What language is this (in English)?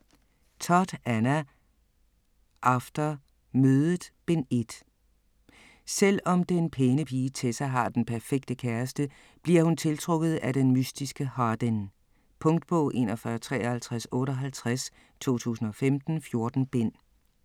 Danish